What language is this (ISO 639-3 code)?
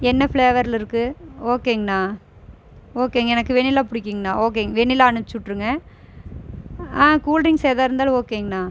tam